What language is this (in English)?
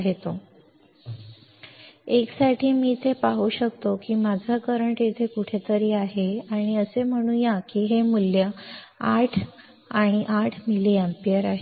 Marathi